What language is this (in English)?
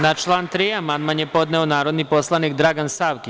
Serbian